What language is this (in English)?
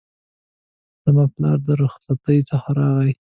Pashto